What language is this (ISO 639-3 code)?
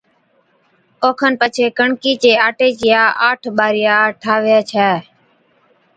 odk